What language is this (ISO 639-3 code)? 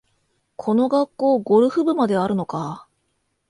jpn